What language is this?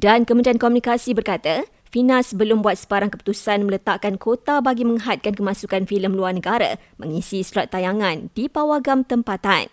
Malay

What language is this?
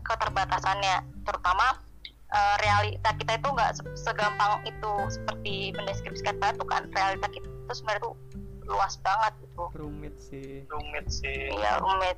Indonesian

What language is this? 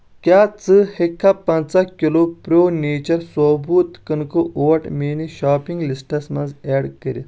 Kashmiri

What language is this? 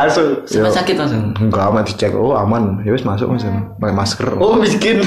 Indonesian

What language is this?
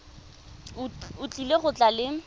Tswana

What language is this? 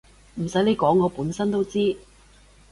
Cantonese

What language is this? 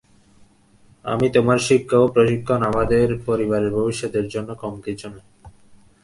Bangla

